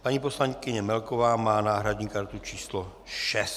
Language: Czech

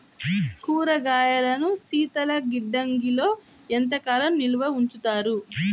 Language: Telugu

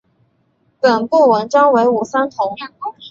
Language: Chinese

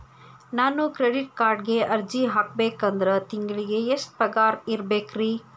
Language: Kannada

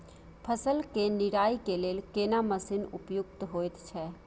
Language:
Maithili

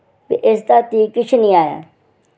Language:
Dogri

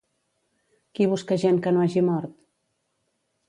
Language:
Catalan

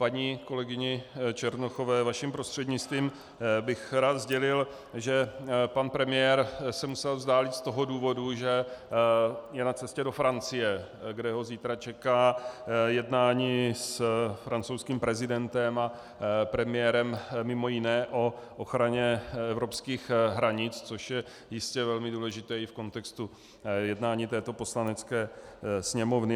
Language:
Czech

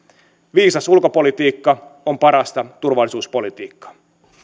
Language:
Finnish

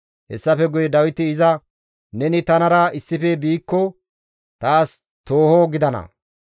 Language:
Gamo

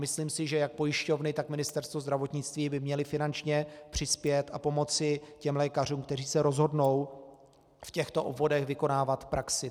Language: Czech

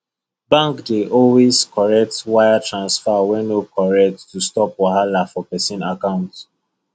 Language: Nigerian Pidgin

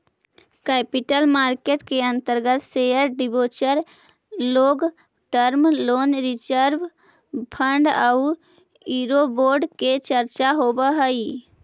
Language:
Magahi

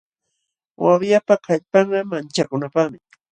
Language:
Jauja Wanca Quechua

